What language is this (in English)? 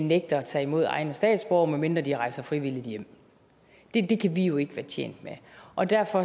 Danish